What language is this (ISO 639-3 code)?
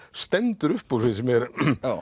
isl